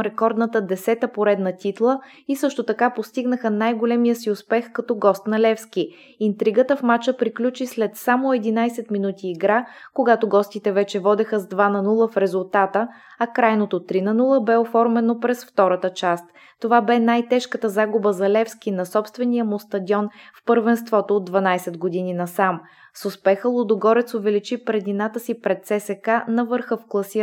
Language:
Bulgarian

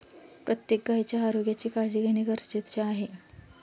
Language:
Marathi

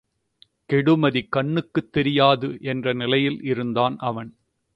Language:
Tamil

